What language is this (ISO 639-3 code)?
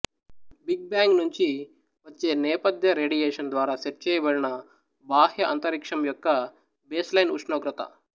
tel